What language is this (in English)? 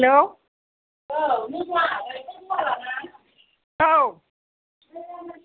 Bodo